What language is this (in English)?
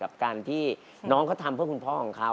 Thai